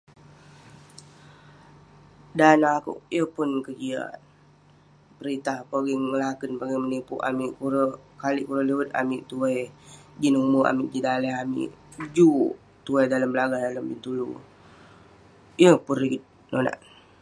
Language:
Western Penan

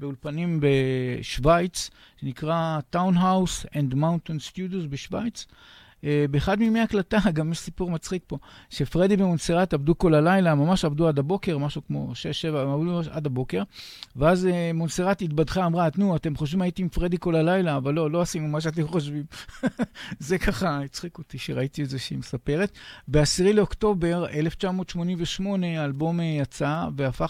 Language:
Hebrew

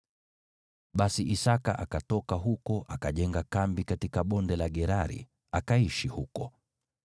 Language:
Swahili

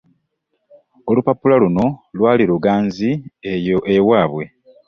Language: Ganda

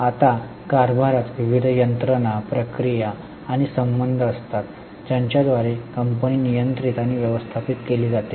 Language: Marathi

